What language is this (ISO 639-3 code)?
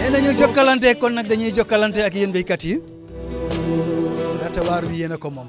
wol